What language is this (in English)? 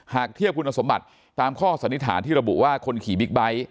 Thai